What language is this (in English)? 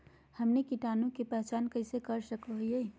Magahi